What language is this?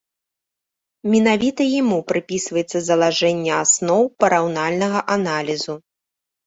Belarusian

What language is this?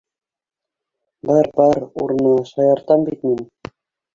Bashkir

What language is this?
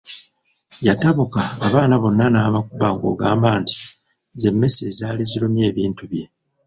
Ganda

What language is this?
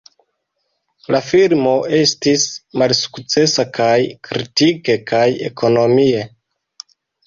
Esperanto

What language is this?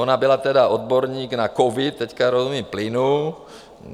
Czech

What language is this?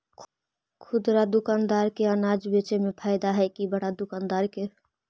Magahi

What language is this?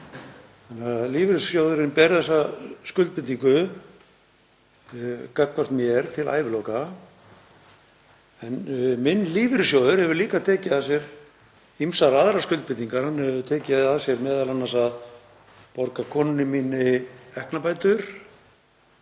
Icelandic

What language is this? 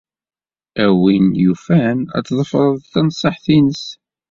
Kabyle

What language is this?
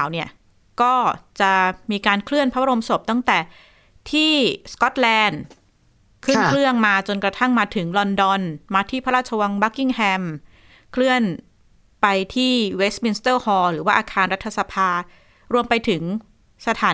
Thai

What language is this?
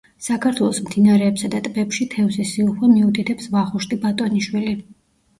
Georgian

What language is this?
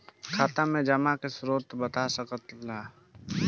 Bhojpuri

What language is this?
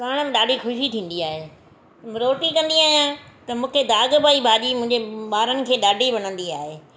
Sindhi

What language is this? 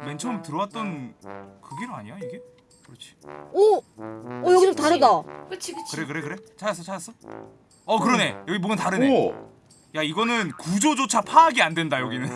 Korean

